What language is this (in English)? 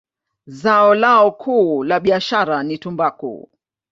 Swahili